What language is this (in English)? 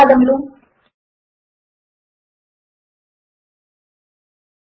Telugu